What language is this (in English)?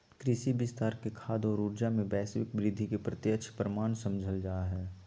Magahi